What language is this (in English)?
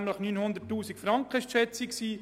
Swiss German